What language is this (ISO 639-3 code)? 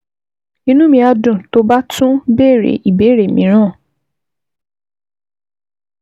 yor